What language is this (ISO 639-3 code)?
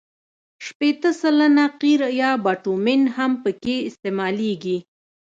pus